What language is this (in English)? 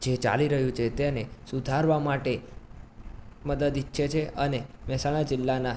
Gujarati